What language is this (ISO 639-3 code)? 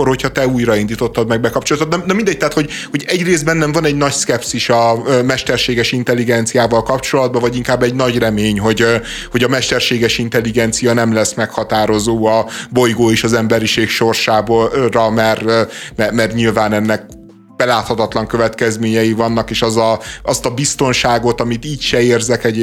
hun